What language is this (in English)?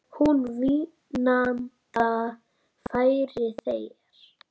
Icelandic